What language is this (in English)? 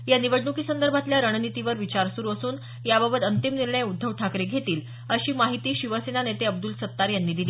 Marathi